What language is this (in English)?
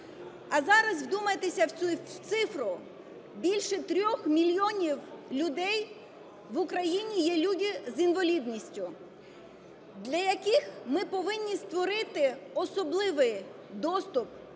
Ukrainian